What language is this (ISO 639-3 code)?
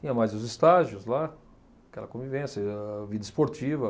por